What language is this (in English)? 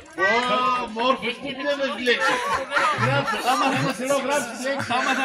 Greek